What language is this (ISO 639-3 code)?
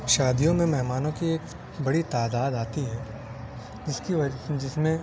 urd